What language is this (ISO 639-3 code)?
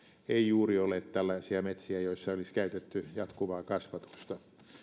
fin